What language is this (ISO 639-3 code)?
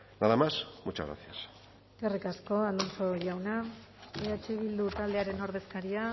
eus